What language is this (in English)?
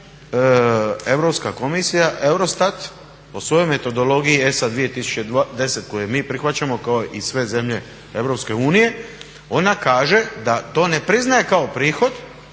Croatian